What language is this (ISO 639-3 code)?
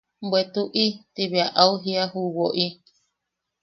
yaq